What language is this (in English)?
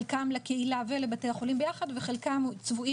Hebrew